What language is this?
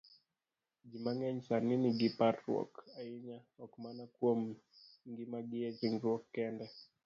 Luo (Kenya and Tanzania)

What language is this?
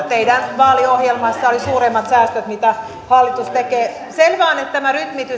Finnish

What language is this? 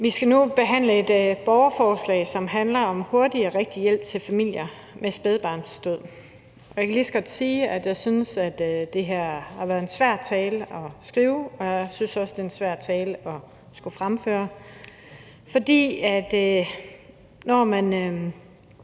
Danish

